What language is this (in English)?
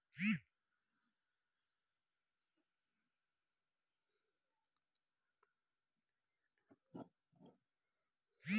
Maithili